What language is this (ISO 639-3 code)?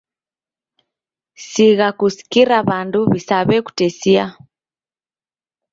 dav